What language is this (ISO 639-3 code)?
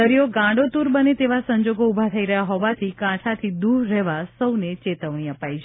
guj